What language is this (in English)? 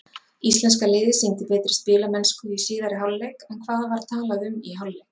Icelandic